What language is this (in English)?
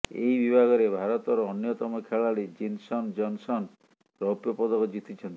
Odia